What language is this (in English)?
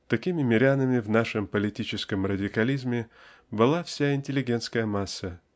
Russian